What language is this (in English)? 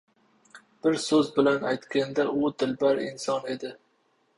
Uzbek